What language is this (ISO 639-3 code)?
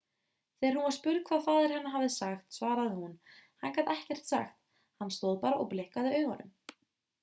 isl